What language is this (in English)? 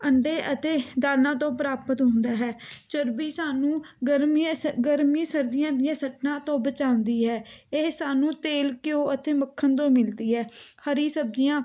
Punjabi